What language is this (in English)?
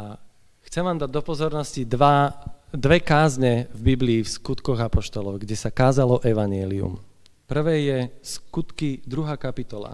Slovak